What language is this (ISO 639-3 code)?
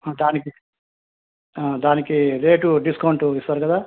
tel